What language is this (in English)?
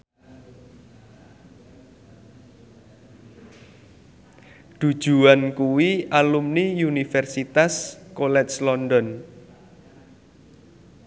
Javanese